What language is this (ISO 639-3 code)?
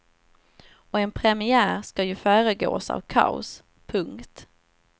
swe